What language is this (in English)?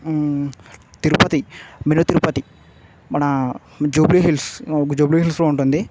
Telugu